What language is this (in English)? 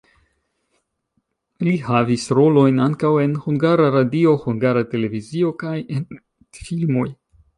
Esperanto